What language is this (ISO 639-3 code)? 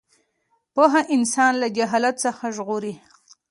pus